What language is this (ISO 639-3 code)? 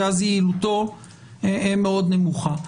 heb